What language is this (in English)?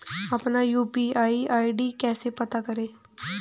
Hindi